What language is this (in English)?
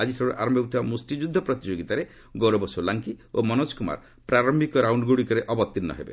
Odia